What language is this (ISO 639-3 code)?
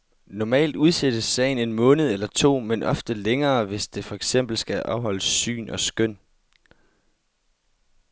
dan